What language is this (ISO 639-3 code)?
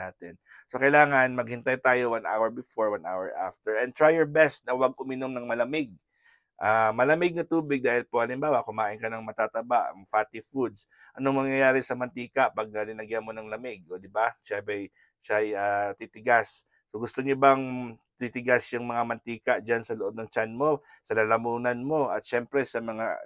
fil